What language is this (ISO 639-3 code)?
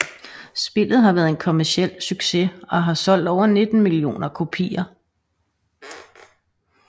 dan